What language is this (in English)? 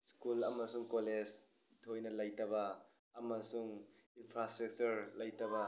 Manipuri